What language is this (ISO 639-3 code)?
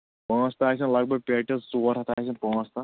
kas